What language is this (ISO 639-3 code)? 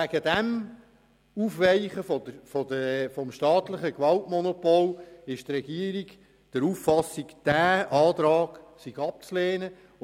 gsw